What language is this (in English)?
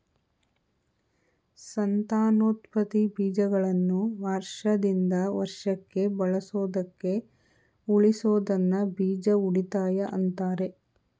Kannada